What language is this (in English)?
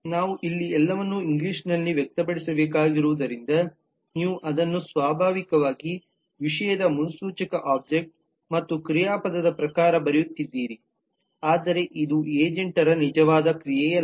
Kannada